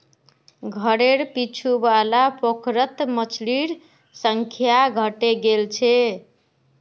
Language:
Magahi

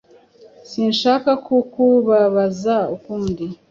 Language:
Kinyarwanda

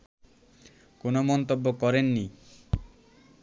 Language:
Bangla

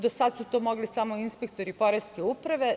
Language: Serbian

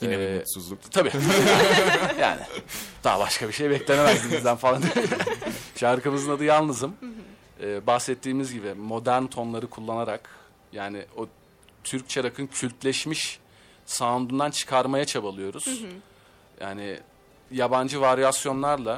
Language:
Turkish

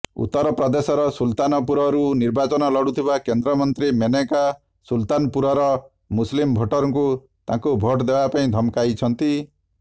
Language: Odia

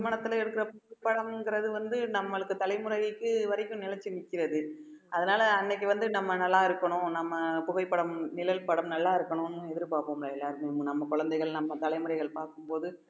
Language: Tamil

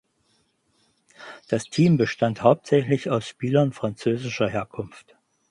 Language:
German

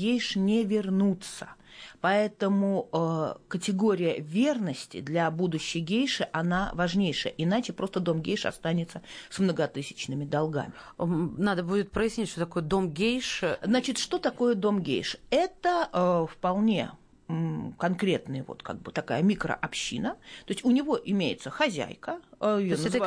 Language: Russian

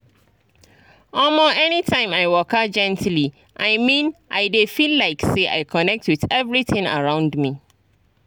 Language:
Nigerian Pidgin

